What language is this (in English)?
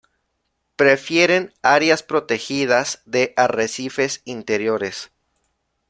Spanish